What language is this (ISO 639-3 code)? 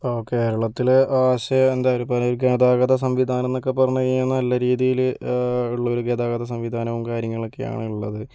mal